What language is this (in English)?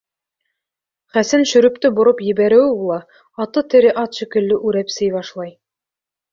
Bashkir